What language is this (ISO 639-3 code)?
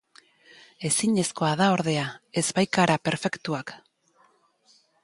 eus